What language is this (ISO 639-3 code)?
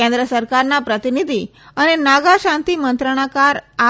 guj